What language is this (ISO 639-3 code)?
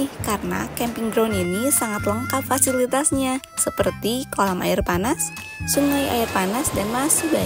ind